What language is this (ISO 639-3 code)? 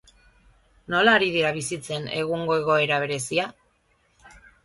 eus